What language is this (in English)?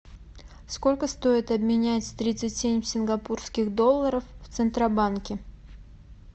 Russian